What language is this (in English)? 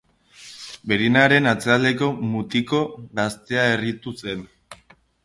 Basque